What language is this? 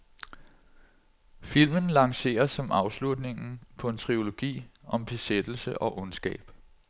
Danish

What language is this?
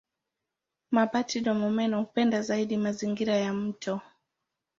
Swahili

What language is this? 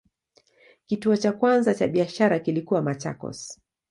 Swahili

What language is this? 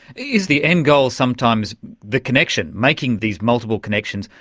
English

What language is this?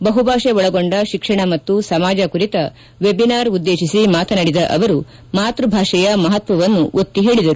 Kannada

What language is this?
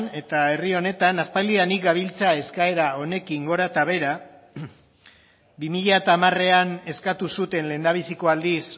Basque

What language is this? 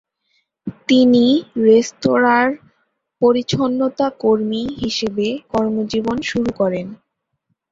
Bangla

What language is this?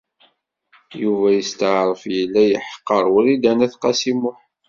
Kabyle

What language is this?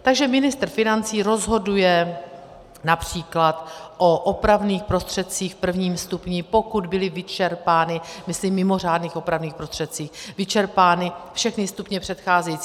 Czech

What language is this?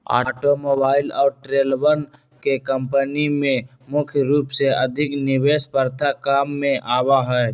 Magahi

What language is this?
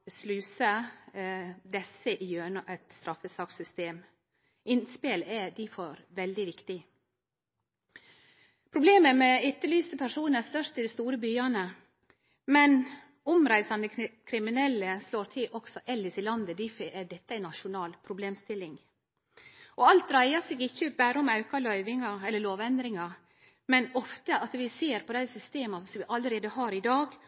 Norwegian Nynorsk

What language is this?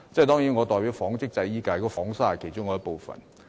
Cantonese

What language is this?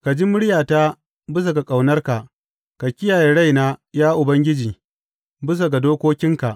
Hausa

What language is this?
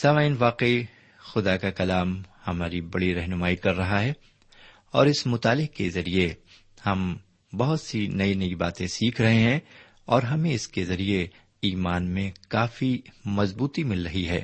Urdu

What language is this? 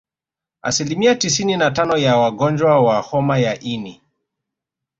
Swahili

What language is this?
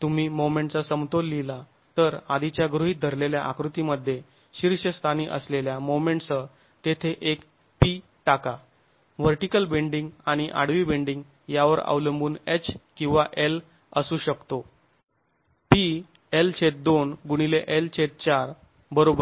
Marathi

